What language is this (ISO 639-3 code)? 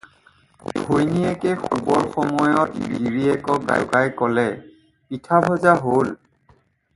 asm